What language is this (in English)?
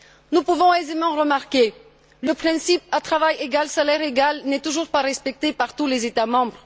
French